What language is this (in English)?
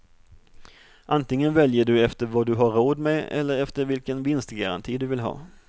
Swedish